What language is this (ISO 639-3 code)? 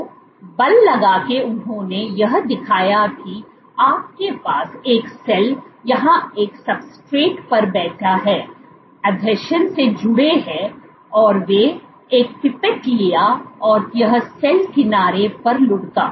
hin